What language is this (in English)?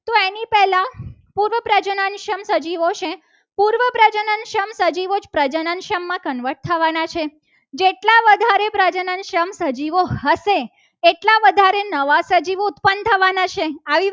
Gujarati